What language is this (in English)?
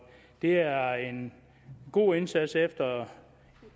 Danish